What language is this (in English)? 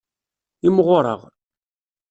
Kabyle